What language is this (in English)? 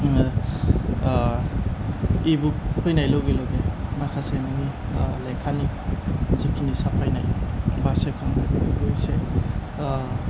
Bodo